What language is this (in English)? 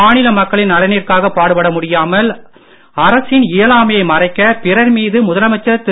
Tamil